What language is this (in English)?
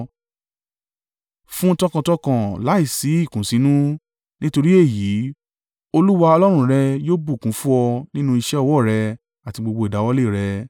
Yoruba